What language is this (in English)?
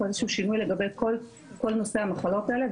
Hebrew